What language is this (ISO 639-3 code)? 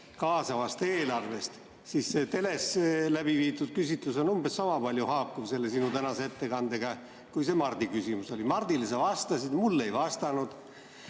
est